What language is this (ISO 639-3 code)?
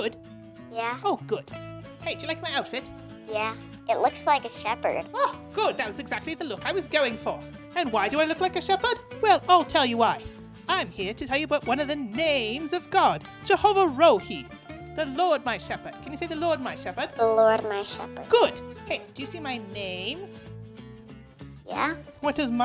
eng